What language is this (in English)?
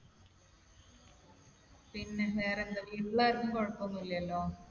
Malayalam